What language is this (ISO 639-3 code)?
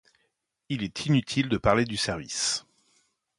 fra